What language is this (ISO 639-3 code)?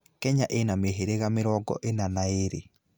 kik